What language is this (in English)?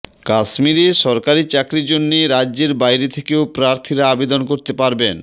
Bangla